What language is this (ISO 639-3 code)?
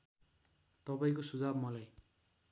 nep